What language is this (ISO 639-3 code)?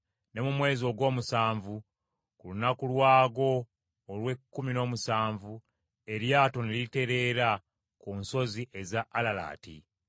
lug